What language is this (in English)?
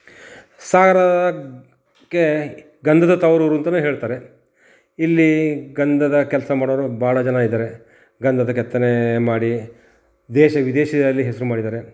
Kannada